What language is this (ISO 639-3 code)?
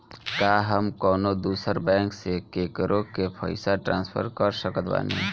bho